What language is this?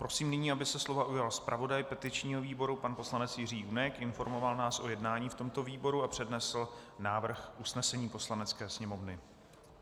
Czech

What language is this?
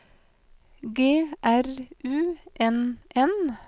Norwegian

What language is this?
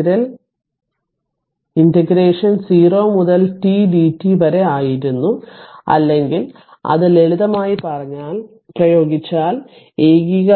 Malayalam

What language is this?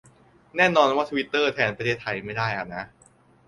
Thai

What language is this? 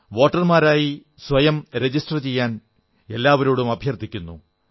Malayalam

